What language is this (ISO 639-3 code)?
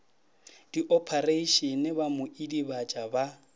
nso